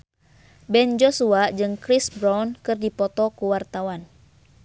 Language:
Sundanese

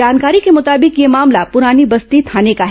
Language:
Hindi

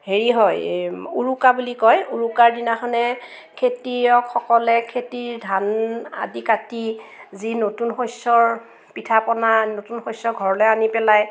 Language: Assamese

